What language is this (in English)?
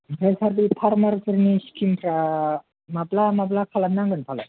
Bodo